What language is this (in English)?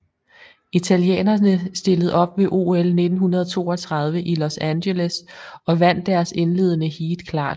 Danish